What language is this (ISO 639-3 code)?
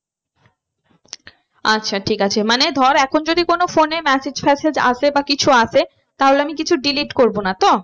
ben